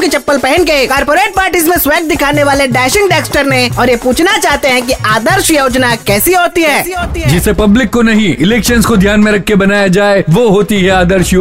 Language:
Hindi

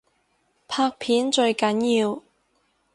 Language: Cantonese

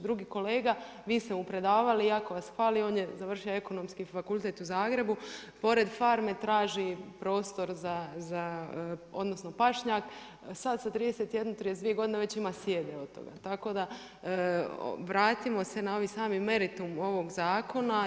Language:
Croatian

